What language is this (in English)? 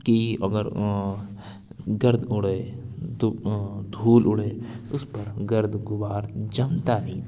Urdu